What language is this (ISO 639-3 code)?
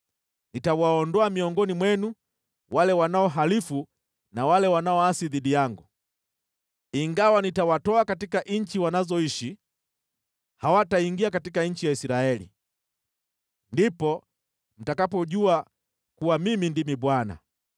swa